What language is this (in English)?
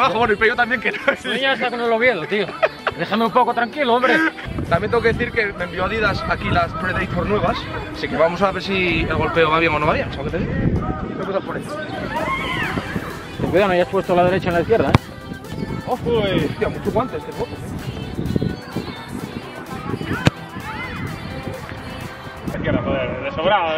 Spanish